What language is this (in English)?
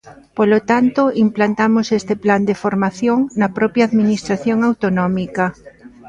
Galician